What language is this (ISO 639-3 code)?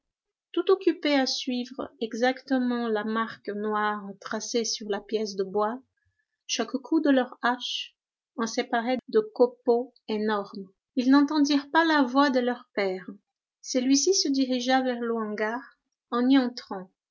fra